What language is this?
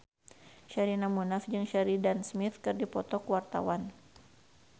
Sundanese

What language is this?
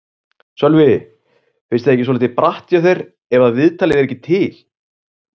Icelandic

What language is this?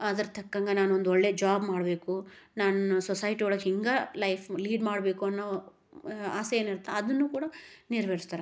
Kannada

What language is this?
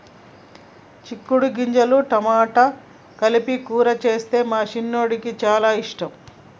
Telugu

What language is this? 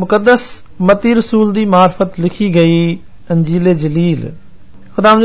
Hindi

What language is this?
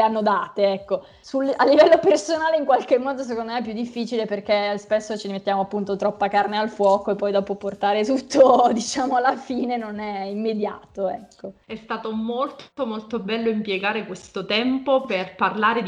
Italian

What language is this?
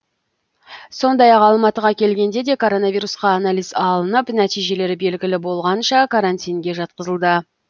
Kazakh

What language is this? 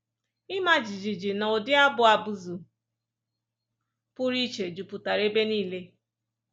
Igbo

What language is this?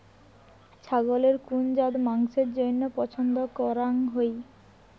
Bangla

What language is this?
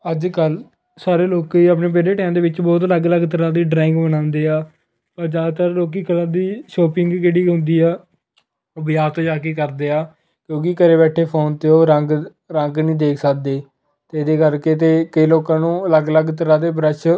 Punjabi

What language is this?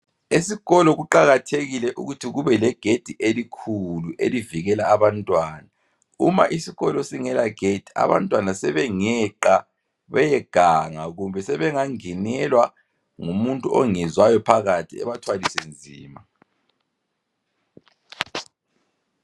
North Ndebele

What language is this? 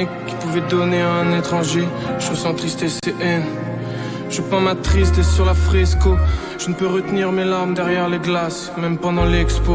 French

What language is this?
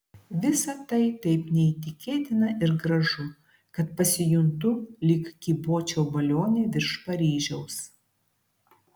Lithuanian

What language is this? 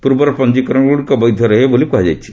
Odia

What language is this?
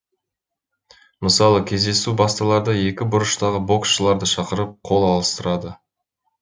Kazakh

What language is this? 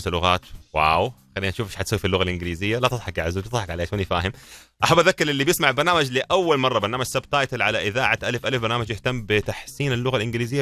Arabic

